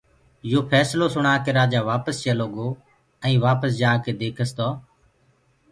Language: Gurgula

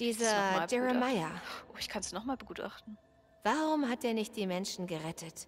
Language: German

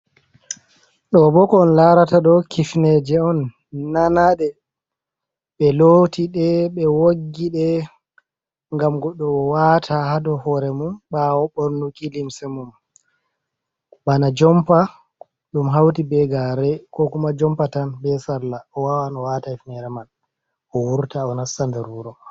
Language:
Fula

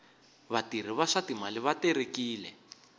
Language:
Tsonga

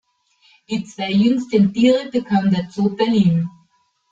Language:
German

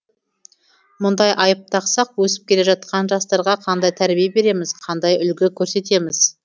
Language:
Kazakh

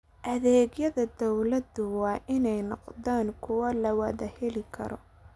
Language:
Somali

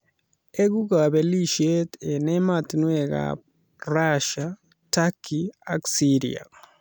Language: Kalenjin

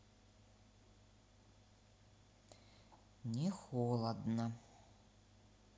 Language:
Russian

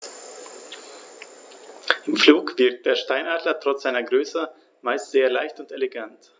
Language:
German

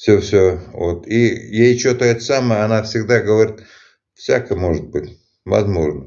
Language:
Russian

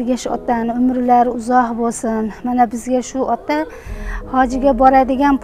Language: Turkish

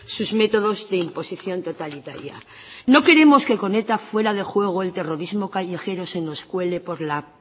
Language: Spanish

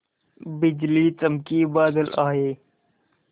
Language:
Hindi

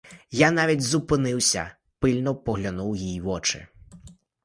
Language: Ukrainian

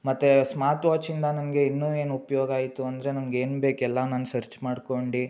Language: Kannada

